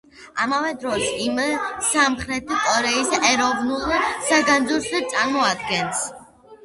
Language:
Georgian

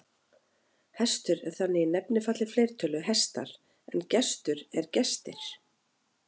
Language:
Icelandic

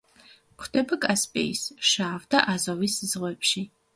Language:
Georgian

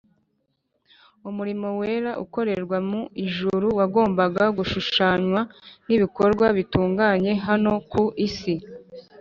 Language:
Kinyarwanda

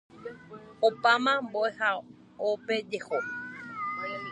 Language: Guarani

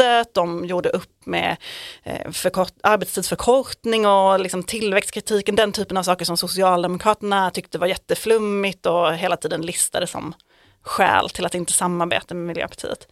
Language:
Swedish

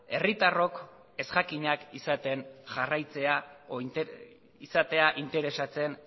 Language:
Basque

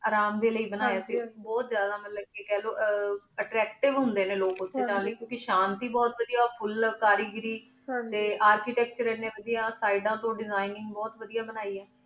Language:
Punjabi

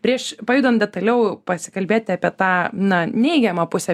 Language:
Lithuanian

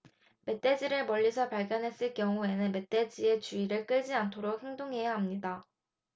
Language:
Korean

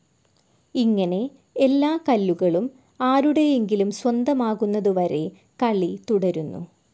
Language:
Malayalam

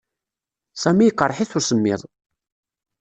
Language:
Kabyle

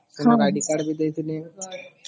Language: Odia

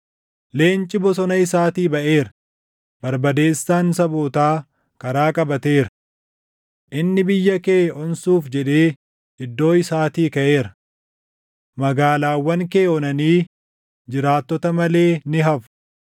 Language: Oromo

